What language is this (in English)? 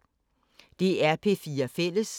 Danish